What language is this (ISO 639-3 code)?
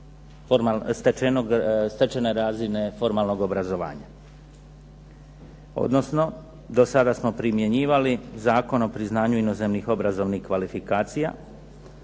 hrv